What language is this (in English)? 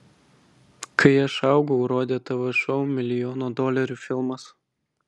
Lithuanian